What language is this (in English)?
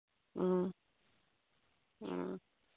Manipuri